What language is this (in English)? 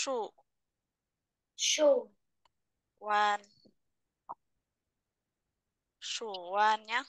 Vietnamese